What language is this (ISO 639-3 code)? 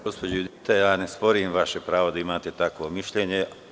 srp